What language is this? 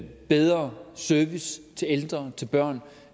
Danish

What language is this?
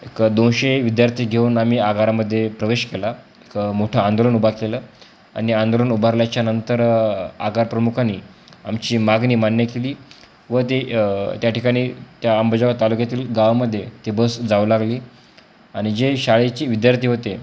Marathi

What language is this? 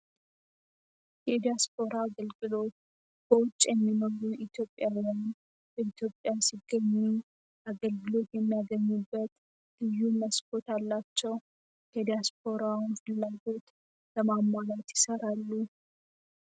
Amharic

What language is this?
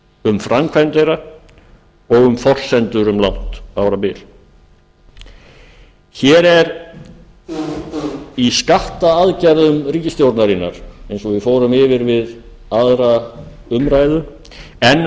Icelandic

